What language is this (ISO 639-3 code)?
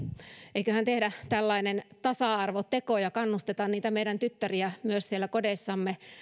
fin